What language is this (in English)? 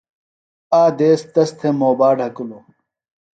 Phalura